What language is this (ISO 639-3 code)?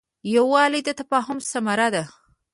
pus